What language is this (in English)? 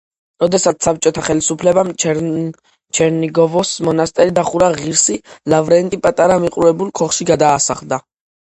Georgian